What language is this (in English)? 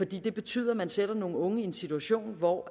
Danish